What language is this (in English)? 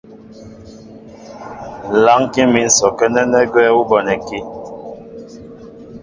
Mbo (Cameroon)